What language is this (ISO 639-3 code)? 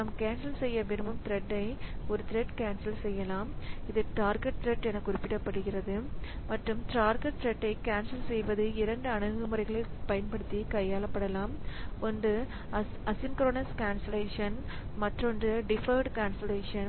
tam